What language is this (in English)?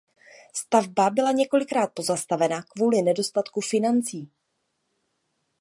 Czech